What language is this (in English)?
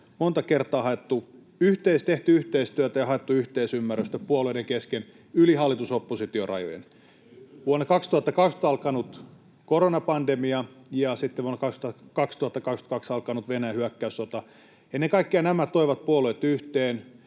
Finnish